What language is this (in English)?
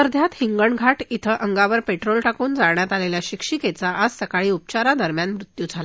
Marathi